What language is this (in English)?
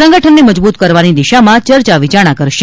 Gujarati